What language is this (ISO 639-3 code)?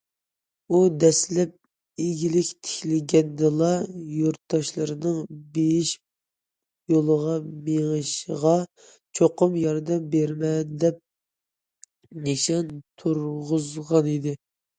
uig